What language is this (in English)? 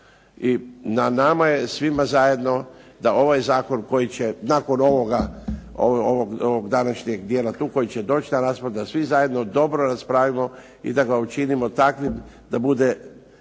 Croatian